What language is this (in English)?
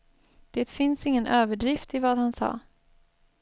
Swedish